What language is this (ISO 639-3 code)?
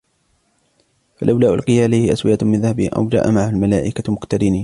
ara